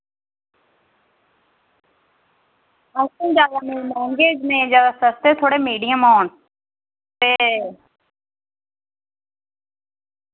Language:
Dogri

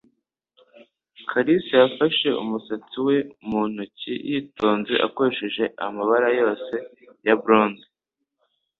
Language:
Kinyarwanda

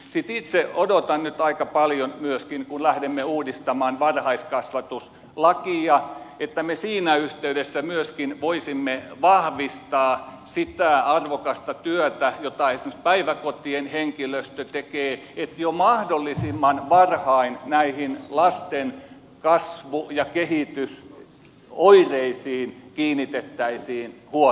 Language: Finnish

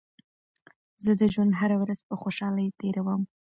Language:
Pashto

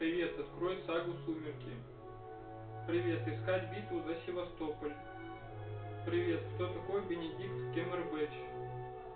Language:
Russian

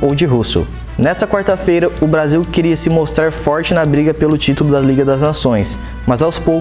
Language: Portuguese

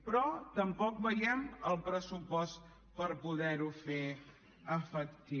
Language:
Catalan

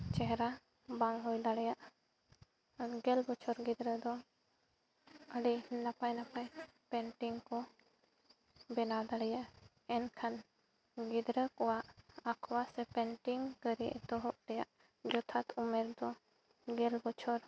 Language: Santali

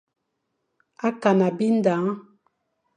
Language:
Fang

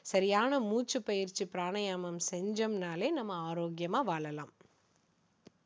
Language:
Tamil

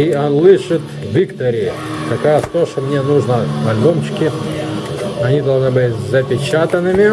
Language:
Russian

